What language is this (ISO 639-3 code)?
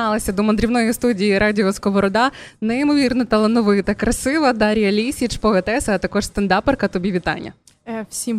ukr